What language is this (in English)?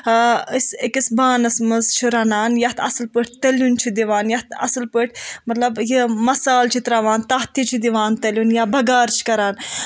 Kashmiri